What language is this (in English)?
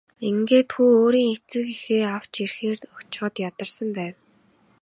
Mongolian